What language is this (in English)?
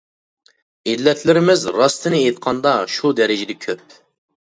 Uyghur